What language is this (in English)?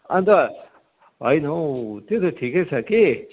Nepali